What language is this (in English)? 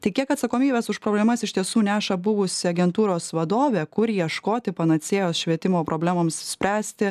Lithuanian